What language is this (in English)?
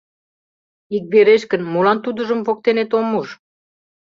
Mari